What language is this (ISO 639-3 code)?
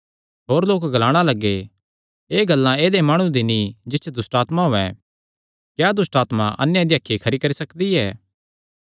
xnr